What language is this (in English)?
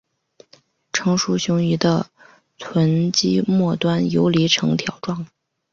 Chinese